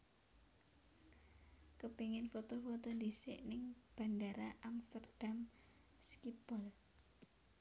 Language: Javanese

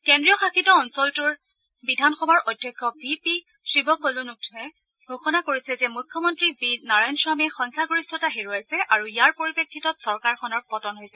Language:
Assamese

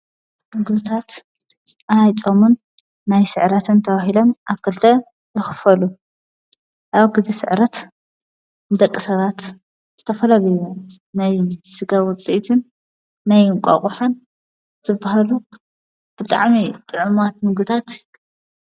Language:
Tigrinya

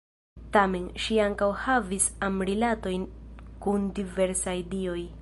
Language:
Esperanto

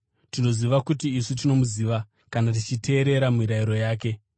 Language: Shona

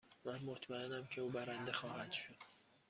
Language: Persian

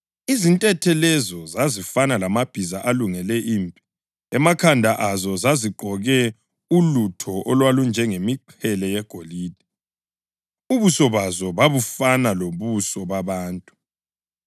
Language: North Ndebele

